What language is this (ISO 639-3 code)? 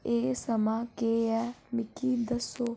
doi